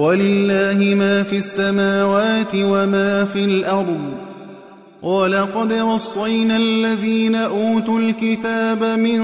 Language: Arabic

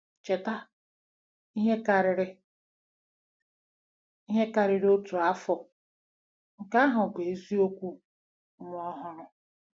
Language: Igbo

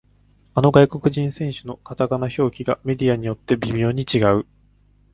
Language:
Japanese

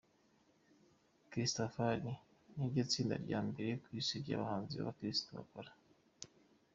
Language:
Kinyarwanda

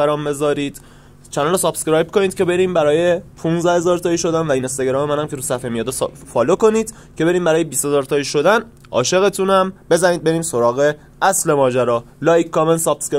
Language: Persian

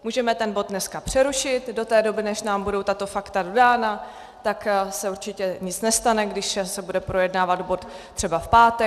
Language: Czech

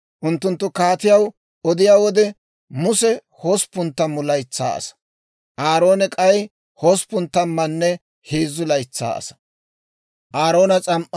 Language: Dawro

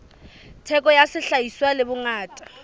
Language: Southern Sotho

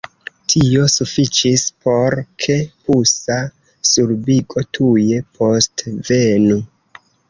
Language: Esperanto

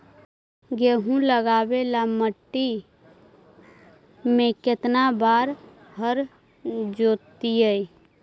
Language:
Magahi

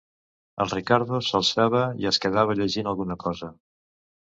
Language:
Catalan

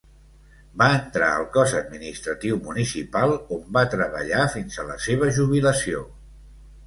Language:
Catalan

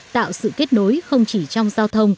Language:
Vietnamese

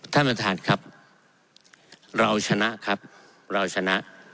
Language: Thai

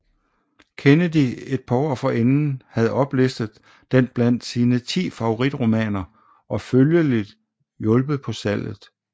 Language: Danish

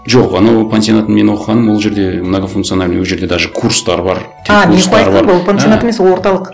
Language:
Kazakh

